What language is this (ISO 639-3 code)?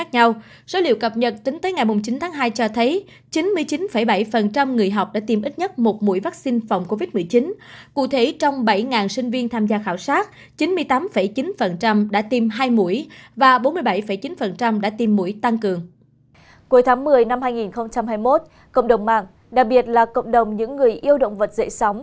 vie